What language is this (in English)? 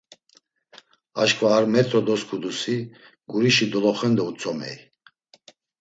Laz